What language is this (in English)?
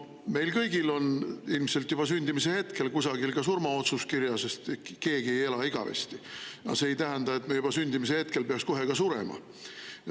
Estonian